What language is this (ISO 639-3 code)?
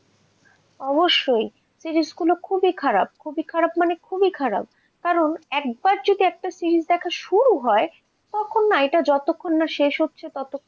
ben